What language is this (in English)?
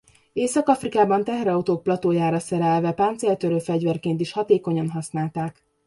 Hungarian